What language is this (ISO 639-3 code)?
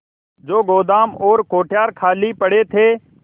hin